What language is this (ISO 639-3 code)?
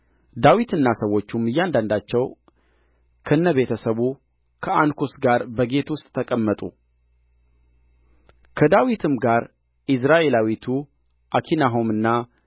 amh